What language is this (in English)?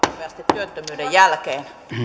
Finnish